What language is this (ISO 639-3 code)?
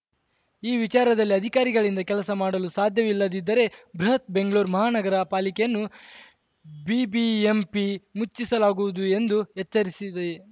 kan